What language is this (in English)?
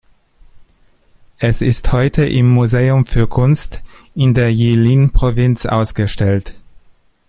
German